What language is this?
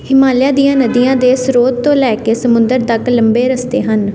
Punjabi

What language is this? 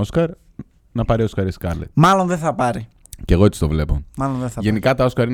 Greek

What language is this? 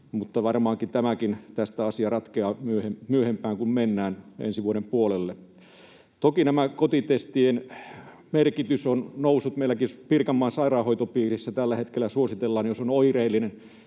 Finnish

